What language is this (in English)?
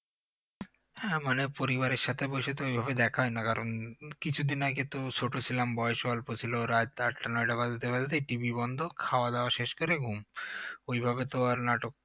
Bangla